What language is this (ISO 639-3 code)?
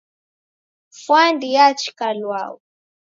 dav